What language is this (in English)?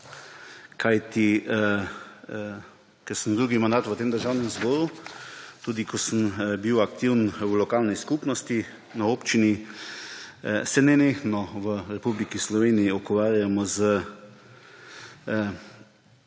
Slovenian